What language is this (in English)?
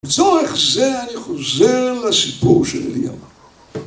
Hebrew